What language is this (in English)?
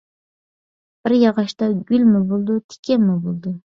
Uyghur